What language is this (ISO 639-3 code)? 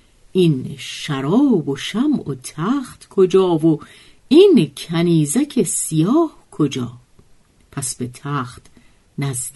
fas